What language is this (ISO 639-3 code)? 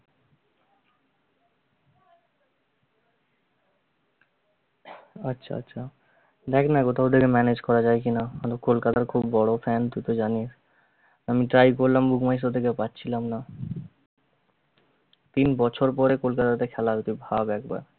ben